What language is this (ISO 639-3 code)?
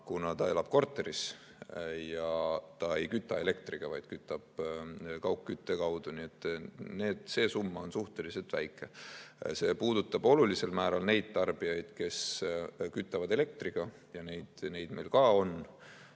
est